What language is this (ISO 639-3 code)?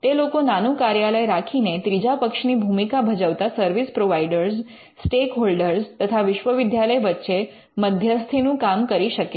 guj